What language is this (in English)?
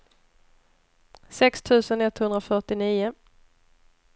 Swedish